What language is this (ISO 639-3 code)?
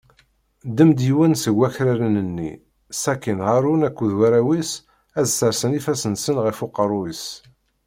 kab